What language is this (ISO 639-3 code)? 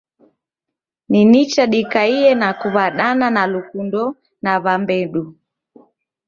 dav